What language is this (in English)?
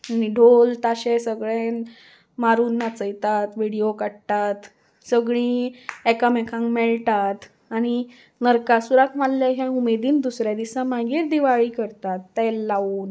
Konkani